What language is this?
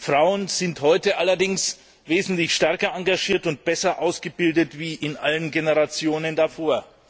German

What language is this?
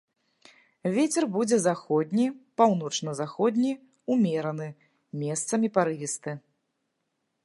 Belarusian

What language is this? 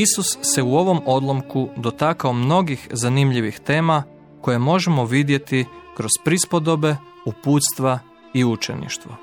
Croatian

